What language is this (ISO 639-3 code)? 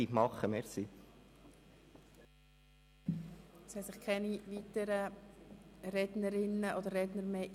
gsw